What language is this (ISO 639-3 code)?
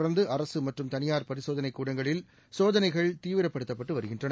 tam